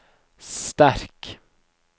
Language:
Norwegian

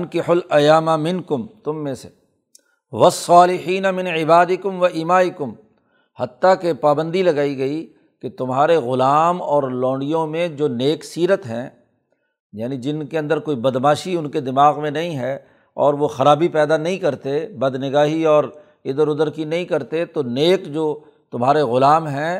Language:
Urdu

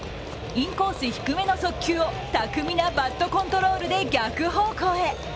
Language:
Japanese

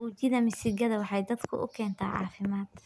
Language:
Somali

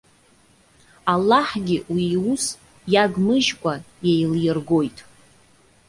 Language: Abkhazian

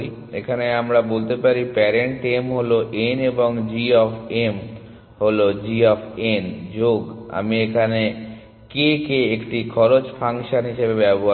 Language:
Bangla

